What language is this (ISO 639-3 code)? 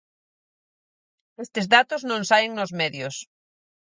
glg